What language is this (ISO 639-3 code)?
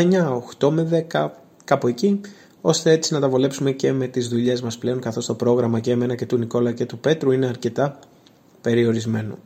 ell